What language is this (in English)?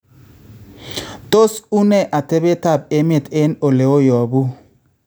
Kalenjin